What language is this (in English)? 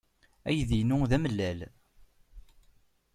Kabyle